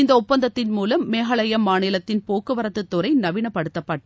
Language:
Tamil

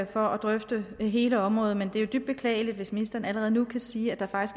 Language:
Danish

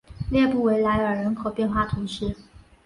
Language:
Chinese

